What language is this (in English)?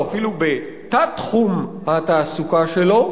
Hebrew